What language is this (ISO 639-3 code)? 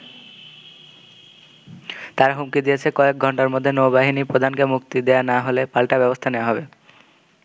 ben